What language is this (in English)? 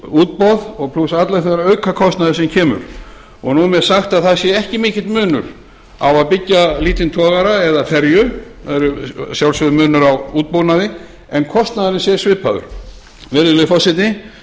Icelandic